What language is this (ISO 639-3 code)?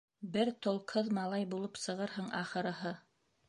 bak